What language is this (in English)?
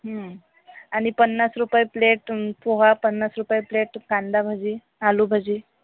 Marathi